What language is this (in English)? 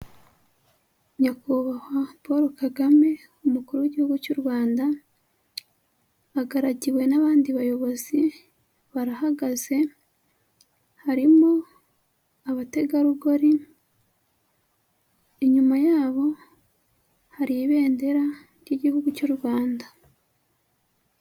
Kinyarwanda